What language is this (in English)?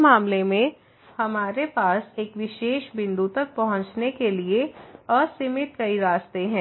Hindi